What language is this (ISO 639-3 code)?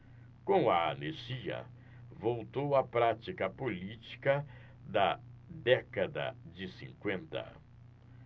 por